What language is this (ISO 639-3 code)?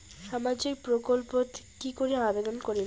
ben